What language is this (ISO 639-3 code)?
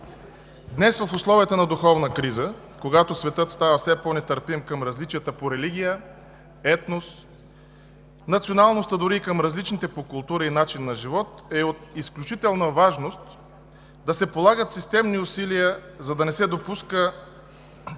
bul